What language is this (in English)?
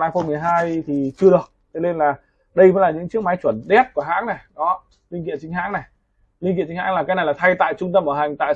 Vietnamese